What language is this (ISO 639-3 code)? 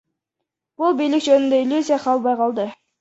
kir